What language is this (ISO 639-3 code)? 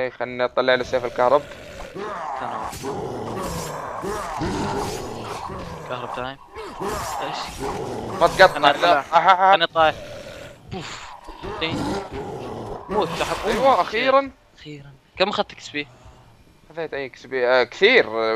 ara